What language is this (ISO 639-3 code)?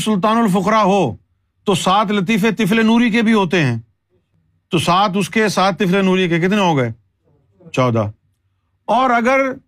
urd